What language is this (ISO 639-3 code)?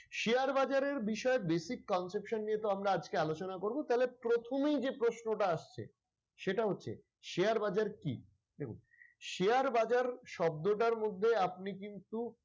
ben